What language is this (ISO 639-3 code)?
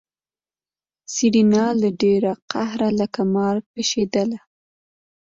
pus